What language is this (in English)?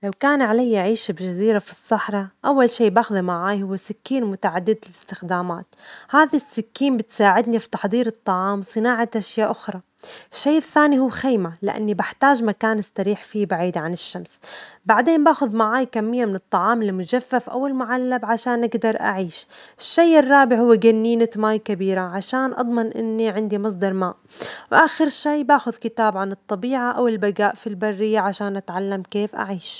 Omani Arabic